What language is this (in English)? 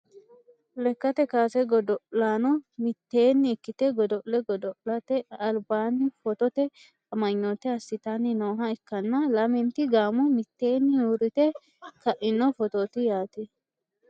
Sidamo